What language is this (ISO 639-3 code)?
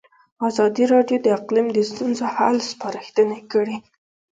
pus